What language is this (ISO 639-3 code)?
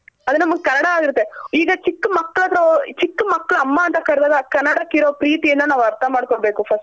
kan